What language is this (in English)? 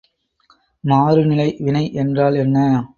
Tamil